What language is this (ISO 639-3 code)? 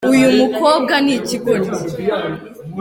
kin